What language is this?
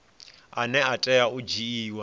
Venda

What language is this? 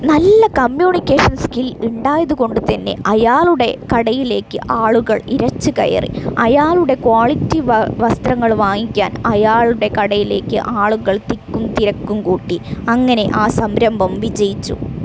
Malayalam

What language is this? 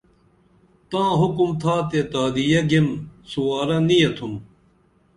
Dameli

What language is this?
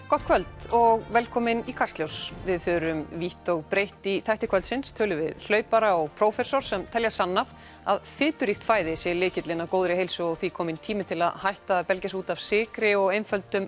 Icelandic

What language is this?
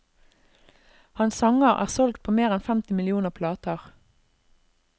Norwegian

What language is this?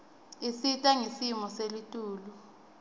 Swati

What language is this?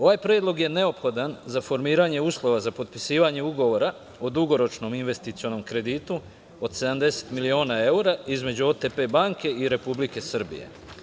Serbian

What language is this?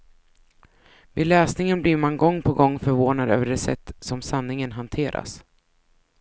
Swedish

